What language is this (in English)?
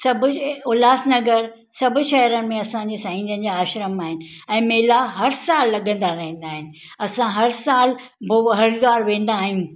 Sindhi